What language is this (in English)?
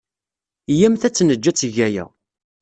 Kabyle